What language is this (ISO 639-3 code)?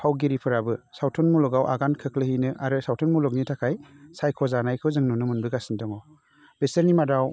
brx